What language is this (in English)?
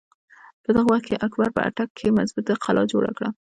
Pashto